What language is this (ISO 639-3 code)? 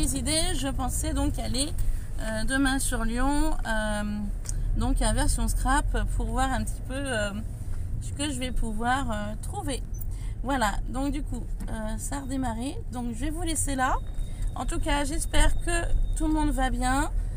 fra